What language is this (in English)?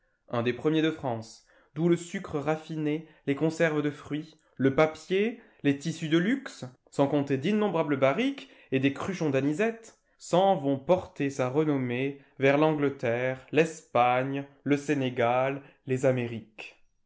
French